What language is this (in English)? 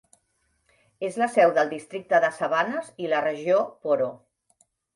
Catalan